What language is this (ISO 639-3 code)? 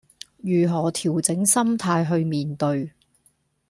yue